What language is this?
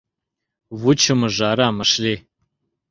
Mari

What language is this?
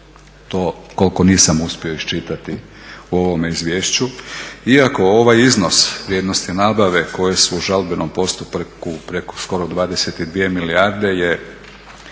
Croatian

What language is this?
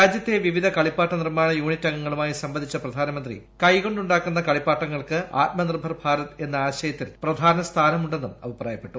Malayalam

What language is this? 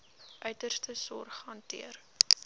Afrikaans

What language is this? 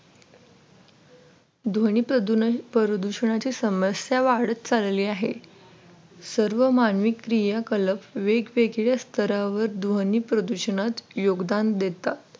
Marathi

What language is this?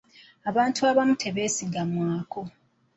Ganda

